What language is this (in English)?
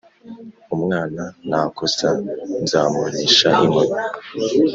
Kinyarwanda